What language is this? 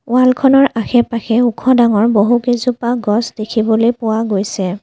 Assamese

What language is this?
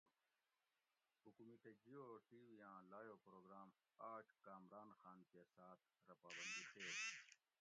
Gawri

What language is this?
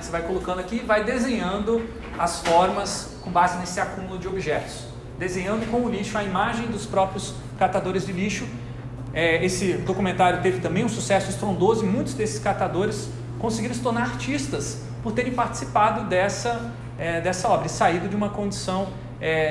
Portuguese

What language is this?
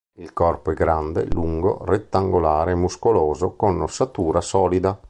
Italian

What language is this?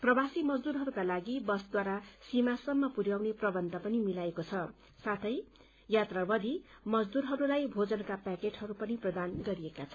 Nepali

